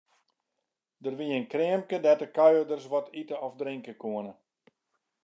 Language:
Western Frisian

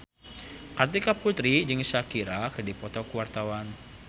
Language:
Sundanese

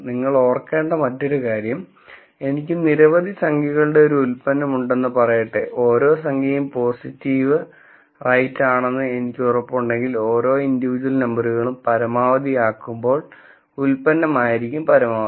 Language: Malayalam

